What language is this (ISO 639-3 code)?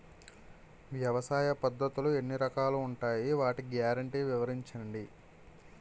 tel